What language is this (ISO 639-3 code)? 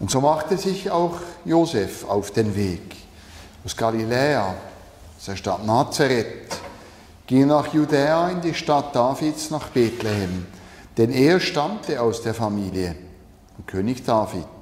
deu